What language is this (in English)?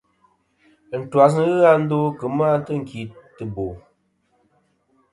Kom